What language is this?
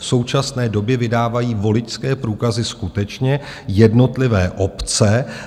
Czech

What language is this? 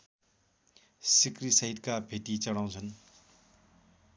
Nepali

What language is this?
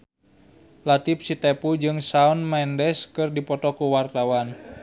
Sundanese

